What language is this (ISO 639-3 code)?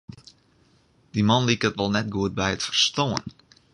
fry